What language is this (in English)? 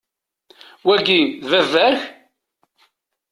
Kabyle